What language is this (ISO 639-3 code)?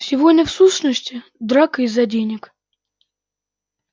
rus